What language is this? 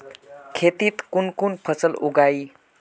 Magahi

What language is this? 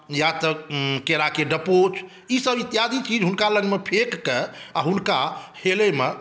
Maithili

